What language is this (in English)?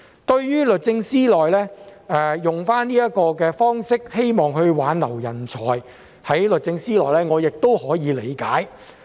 Cantonese